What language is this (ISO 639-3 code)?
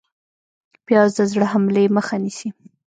pus